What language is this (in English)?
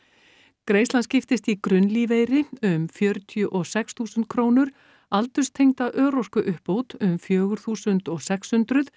Icelandic